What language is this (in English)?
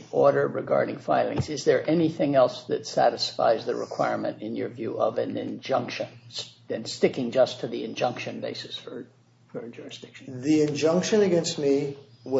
English